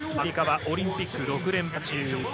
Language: Japanese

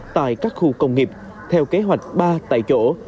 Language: Vietnamese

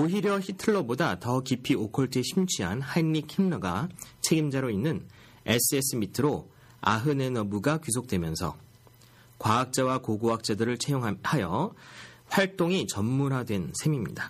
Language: Korean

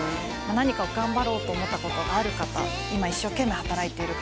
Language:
Japanese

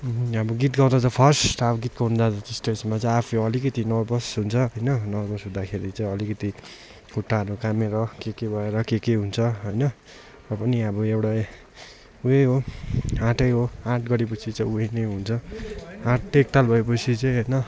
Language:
Nepali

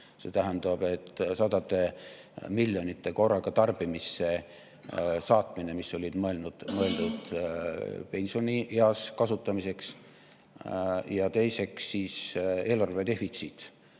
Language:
Estonian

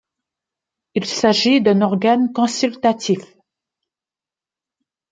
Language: French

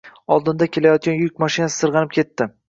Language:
Uzbek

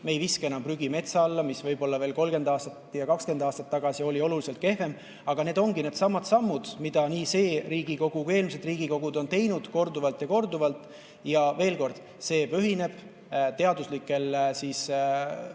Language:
Estonian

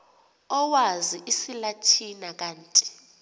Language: Xhosa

